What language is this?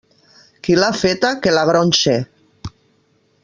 Catalan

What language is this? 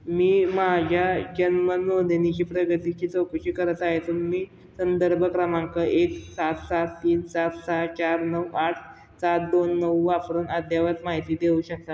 Marathi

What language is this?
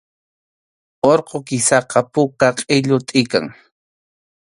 Arequipa-La Unión Quechua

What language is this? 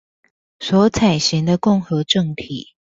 Chinese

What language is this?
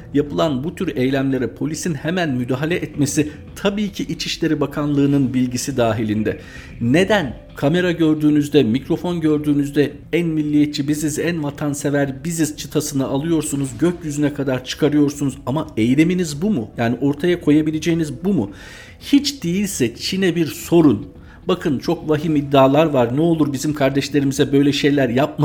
Turkish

